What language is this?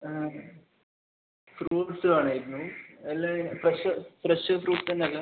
Malayalam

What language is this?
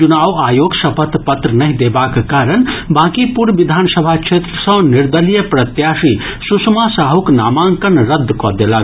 Maithili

